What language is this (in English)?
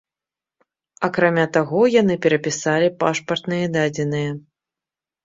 Belarusian